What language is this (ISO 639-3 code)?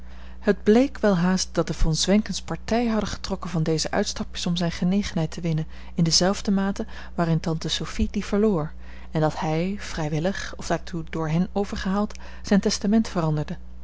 nld